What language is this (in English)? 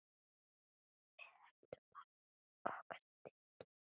Icelandic